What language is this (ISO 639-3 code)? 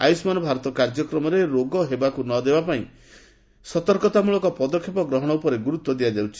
ori